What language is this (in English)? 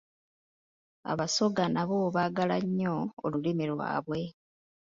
Ganda